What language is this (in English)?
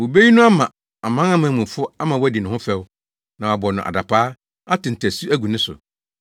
Akan